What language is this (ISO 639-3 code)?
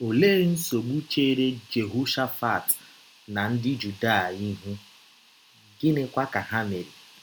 ibo